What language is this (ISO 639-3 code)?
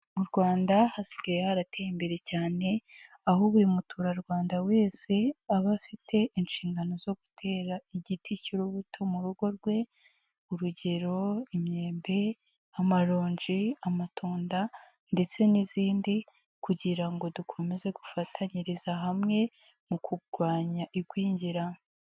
kin